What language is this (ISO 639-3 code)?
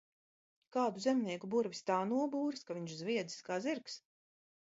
lav